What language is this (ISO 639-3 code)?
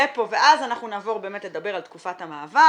heb